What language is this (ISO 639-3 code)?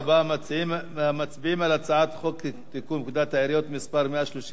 heb